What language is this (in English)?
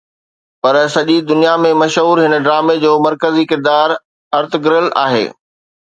Sindhi